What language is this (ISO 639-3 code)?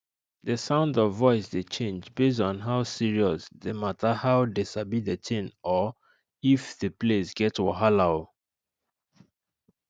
pcm